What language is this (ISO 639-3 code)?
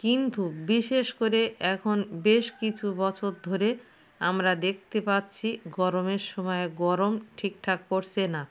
ben